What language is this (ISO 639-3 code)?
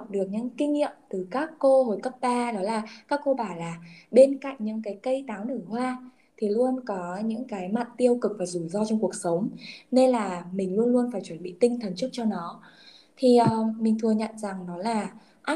vie